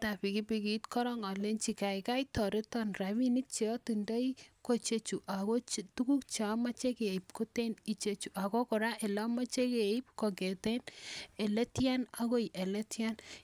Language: Kalenjin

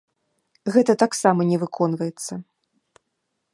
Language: Belarusian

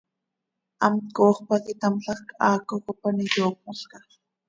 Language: Seri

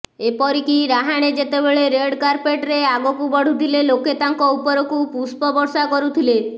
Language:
Odia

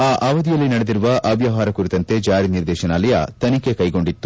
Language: Kannada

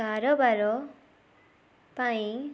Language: Odia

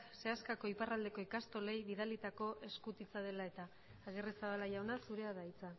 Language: Basque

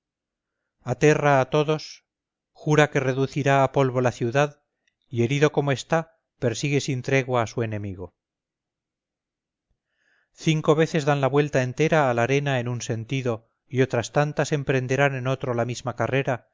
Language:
Spanish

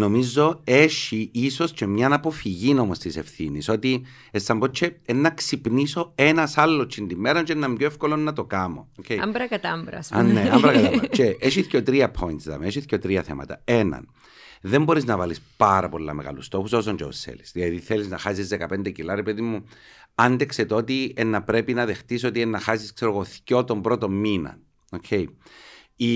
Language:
Greek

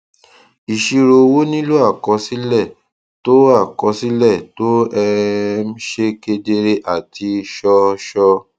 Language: Yoruba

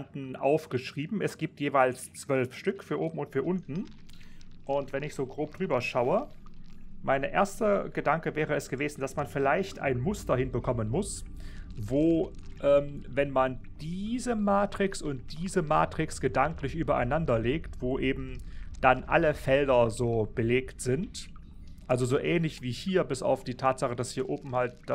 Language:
German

